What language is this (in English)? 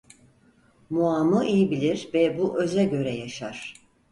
Turkish